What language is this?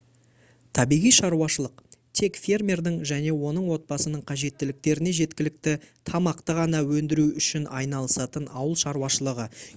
Kazakh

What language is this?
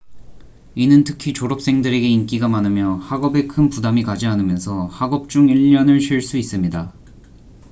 Korean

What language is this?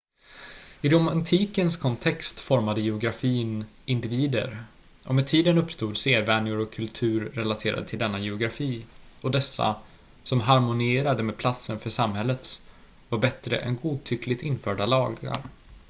Swedish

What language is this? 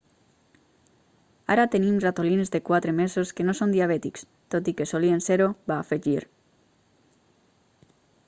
Catalan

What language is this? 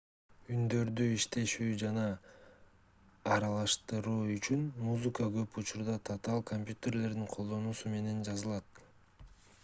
Kyrgyz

